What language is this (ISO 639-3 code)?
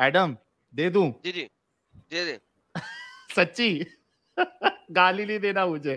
hin